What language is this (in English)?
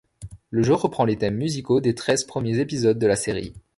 French